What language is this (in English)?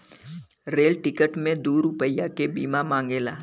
Bhojpuri